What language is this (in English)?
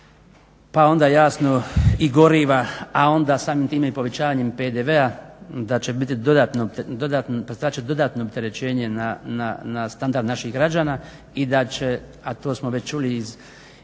Croatian